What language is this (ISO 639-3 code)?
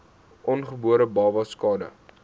afr